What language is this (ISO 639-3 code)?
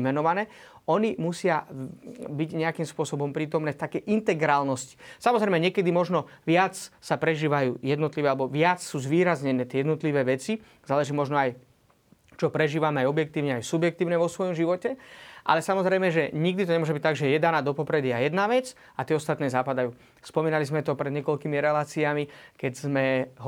slk